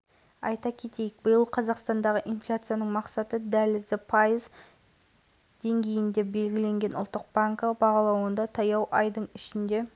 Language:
Kazakh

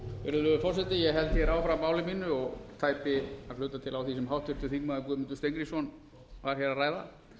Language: Icelandic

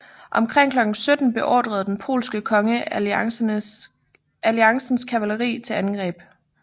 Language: Danish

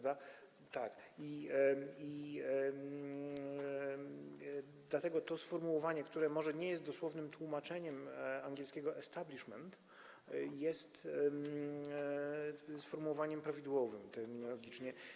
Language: Polish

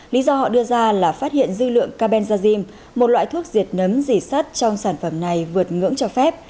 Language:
Vietnamese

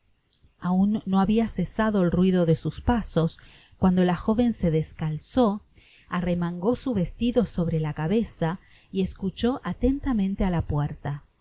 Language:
Spanish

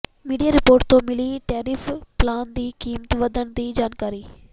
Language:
Punjabi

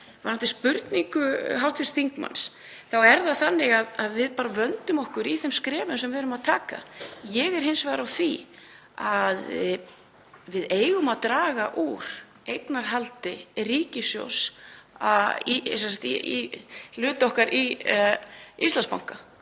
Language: Icelandic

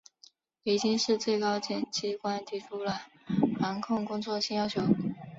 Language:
Chinese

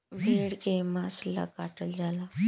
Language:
Bhojpuri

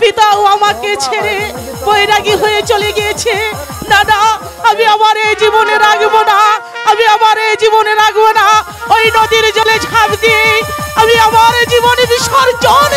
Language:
Bangla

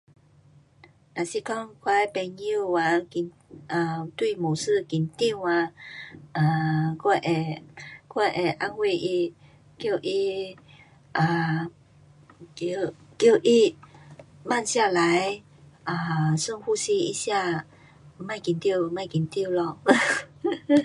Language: Pu-Xian Chinese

